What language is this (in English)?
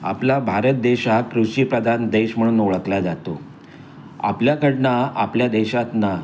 Marathi